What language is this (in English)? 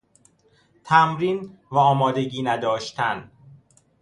Persian